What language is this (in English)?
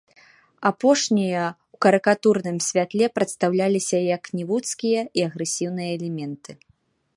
Belarusian